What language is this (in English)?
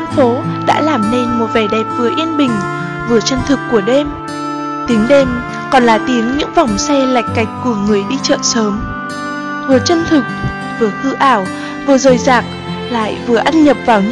Vietnamese